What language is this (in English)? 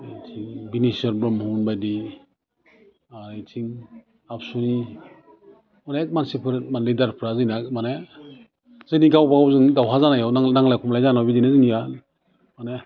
Bodo